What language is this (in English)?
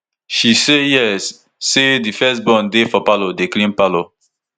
Nigerian Pidgin